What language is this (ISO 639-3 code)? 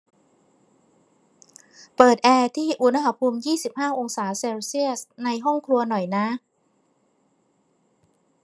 tha